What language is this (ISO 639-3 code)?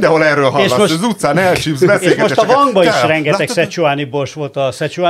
hun